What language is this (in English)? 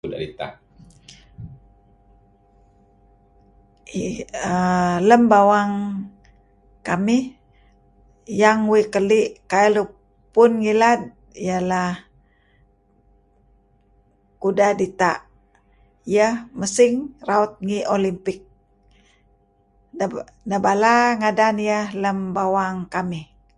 Kelabit